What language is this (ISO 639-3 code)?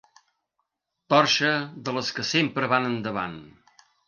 cat